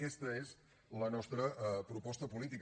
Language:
Catalan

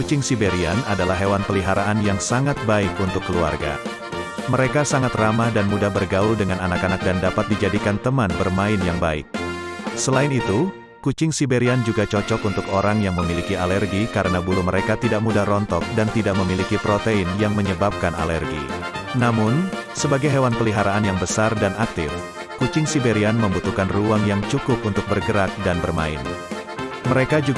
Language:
Indonesian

